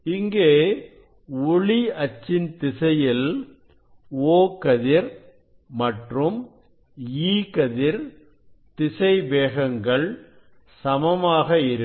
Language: Tamil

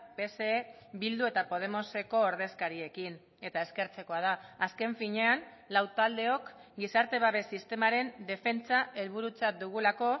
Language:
Basque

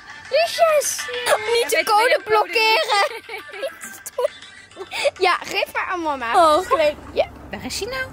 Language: Dutch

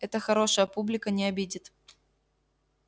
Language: Russian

